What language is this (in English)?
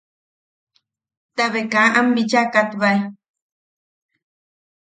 Yaqui